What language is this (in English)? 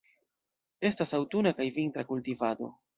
Esperanto